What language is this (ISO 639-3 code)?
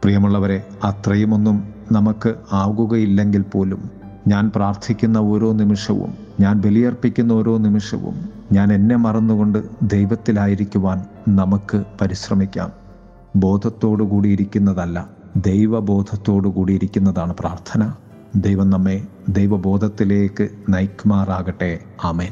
mal